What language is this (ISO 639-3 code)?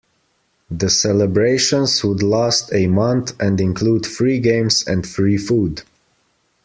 eng